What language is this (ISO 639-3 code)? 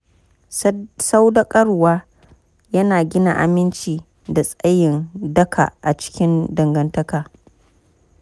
hau